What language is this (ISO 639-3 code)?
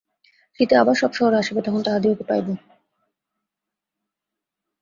ben